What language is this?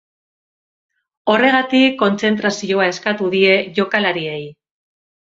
Basque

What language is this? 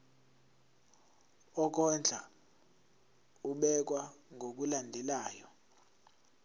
Zulu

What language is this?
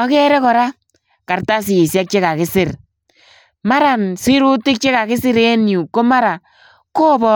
Kalenjin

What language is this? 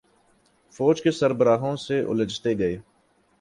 Urdu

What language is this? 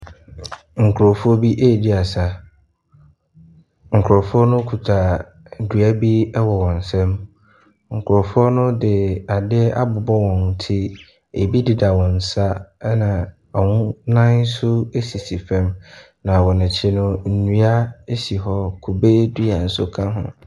Akan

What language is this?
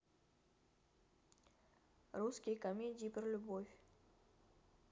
Russian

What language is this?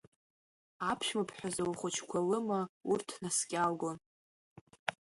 Abkhazian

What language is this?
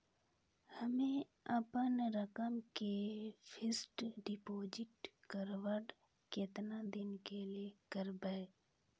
Maithili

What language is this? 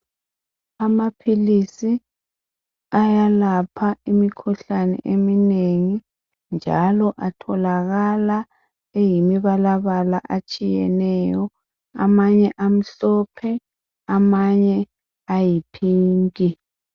North Ndebele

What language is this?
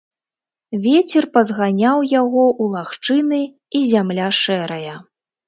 Belarusian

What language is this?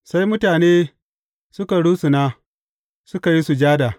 Hausa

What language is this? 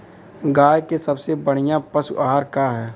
Bhojpuri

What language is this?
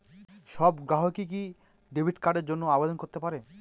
Bangla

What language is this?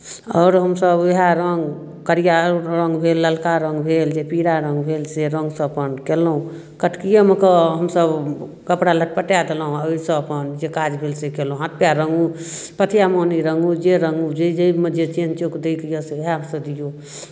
Maithili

